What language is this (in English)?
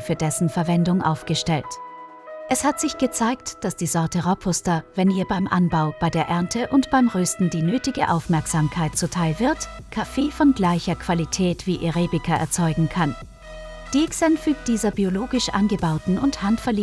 German